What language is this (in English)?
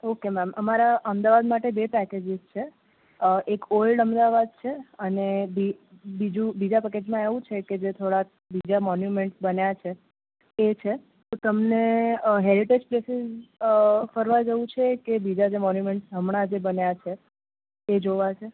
Gujarati